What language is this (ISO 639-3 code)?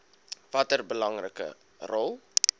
afr